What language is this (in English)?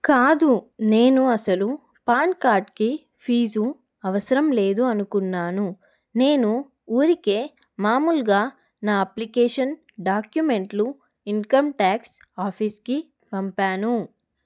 Telugu